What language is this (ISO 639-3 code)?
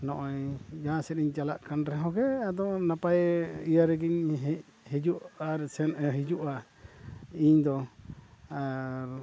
sat